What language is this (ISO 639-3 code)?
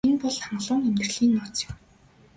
mon